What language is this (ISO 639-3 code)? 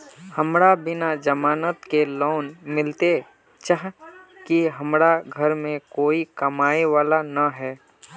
mag